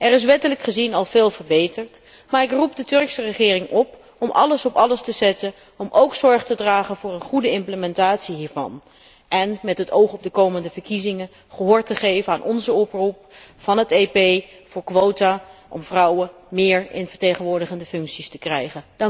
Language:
Dutch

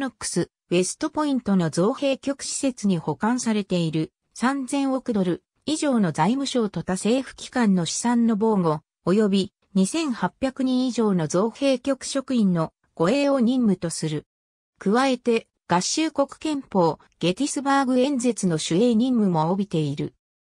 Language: Japanese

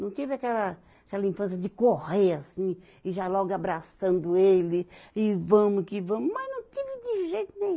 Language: Portuguese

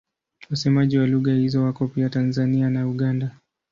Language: Swahili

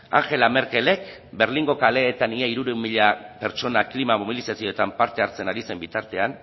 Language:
Basque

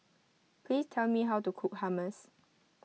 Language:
English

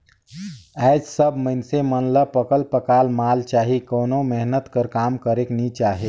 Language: Chhattisgarhi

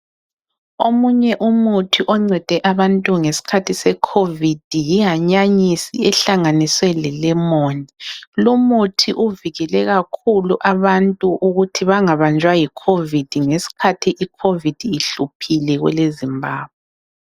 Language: North Ndebele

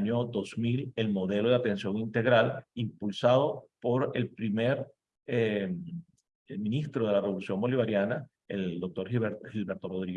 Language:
Spanish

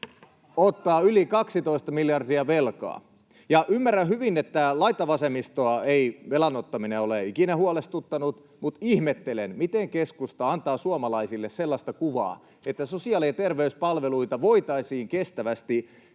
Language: Finnish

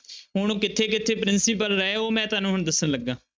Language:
Punjabi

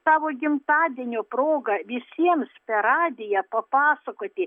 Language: Lithuanian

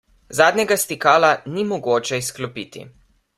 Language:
Slovenian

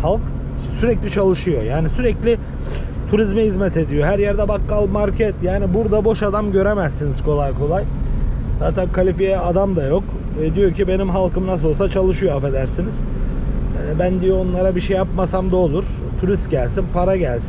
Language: Turkish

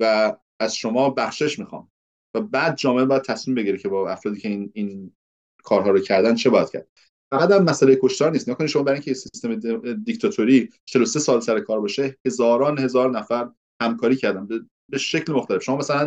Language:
Persian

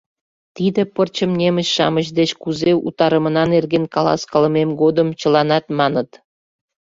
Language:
Mari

